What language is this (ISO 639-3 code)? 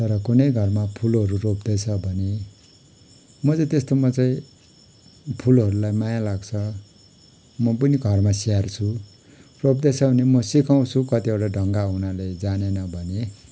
nep